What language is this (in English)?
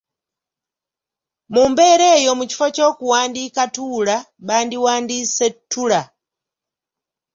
Ganda